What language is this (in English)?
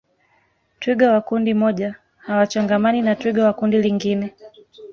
Swahili